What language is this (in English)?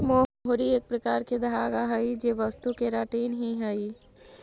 Magahi